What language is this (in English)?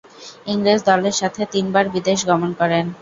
Bangla